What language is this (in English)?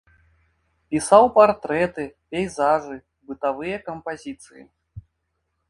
Belarusian